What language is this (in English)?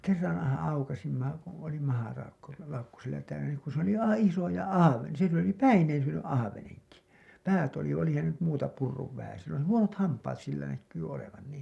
Finnish